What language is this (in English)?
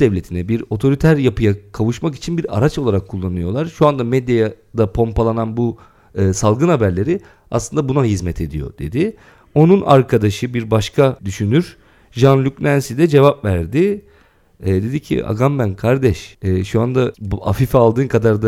Turkish